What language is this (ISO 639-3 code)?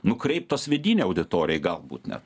lit